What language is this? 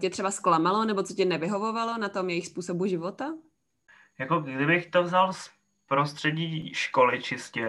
Czech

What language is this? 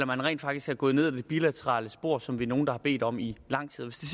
Danish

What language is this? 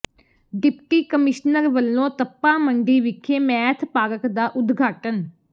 Punjabi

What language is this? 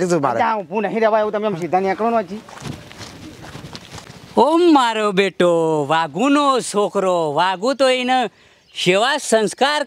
Gujarati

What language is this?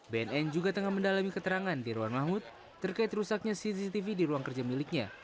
Indonesian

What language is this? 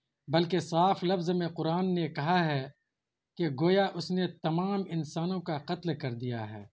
Urdu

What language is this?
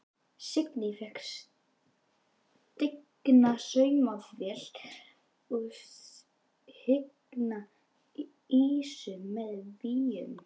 Icelandic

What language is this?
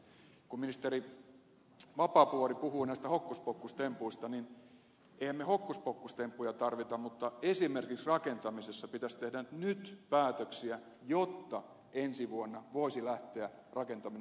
Finnish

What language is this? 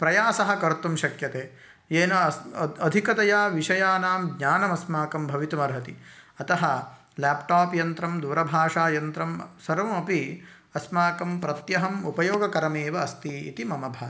Sanskrit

